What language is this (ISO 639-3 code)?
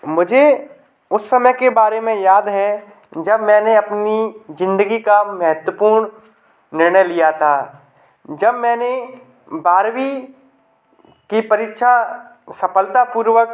hin